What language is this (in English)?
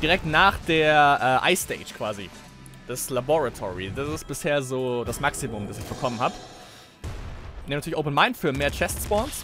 German